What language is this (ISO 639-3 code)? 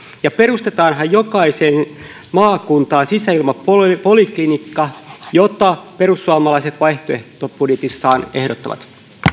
fin